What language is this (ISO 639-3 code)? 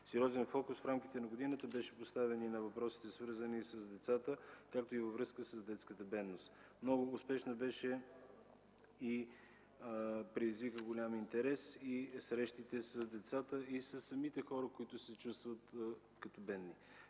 bul